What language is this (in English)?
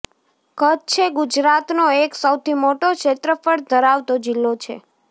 Gujarati